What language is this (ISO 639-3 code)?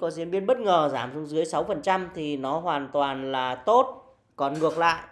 vie